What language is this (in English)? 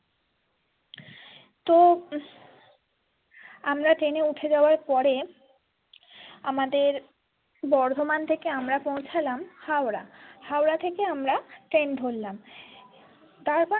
Bangla